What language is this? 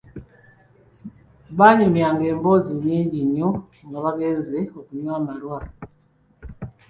Ganda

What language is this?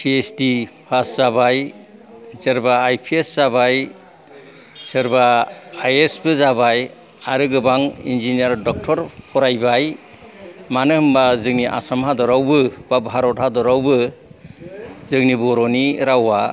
Bodo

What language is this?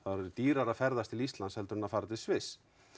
Icelandic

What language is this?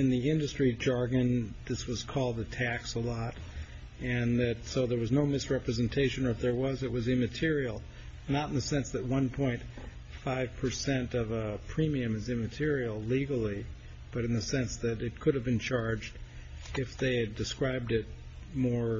English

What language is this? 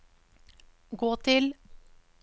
Norwegian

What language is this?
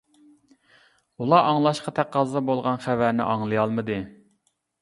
Uyghur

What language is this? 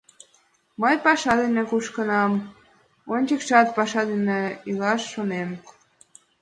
Mari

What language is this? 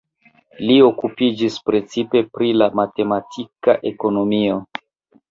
Esperanto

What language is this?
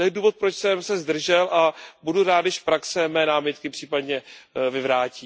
Czech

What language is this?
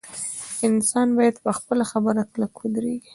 Pashto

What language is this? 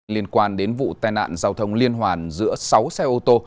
Vietnamese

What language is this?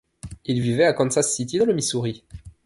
French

